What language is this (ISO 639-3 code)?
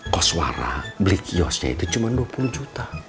ind